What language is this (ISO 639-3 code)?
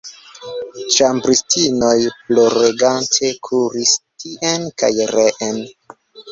epo